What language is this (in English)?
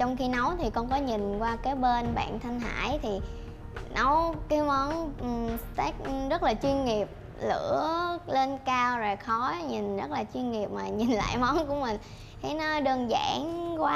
Vietnamese